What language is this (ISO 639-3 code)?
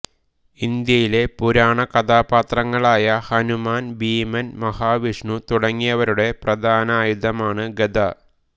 mal